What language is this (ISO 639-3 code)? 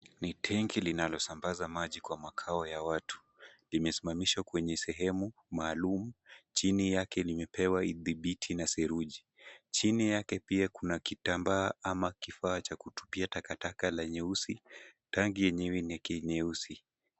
swa